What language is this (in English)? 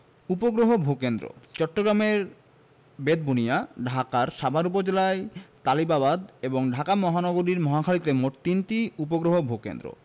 Bangla